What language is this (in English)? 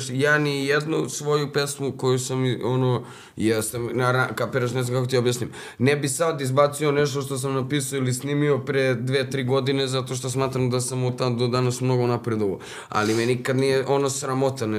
Croatian